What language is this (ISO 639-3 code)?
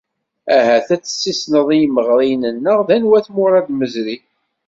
kab